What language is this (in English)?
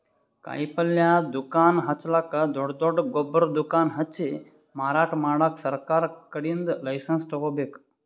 Kannada